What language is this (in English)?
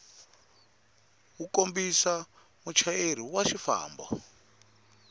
Tsonga